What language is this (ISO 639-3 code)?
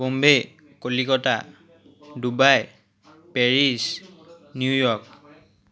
asm